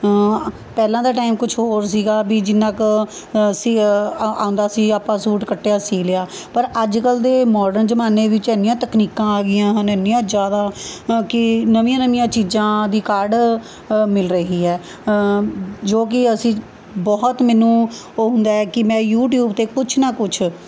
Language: Punjabi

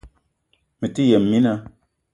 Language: Eton (Cameroon)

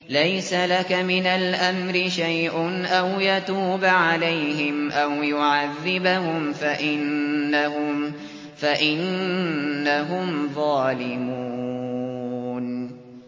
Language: Arabic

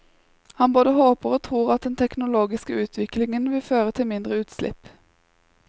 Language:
Norwegian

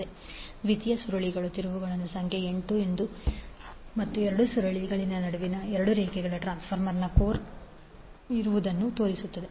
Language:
Kannada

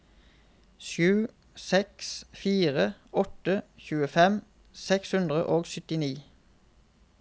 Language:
Norwegian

